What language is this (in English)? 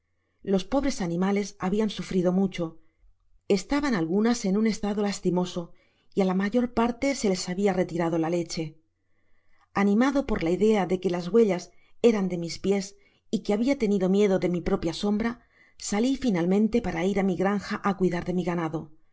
Spanish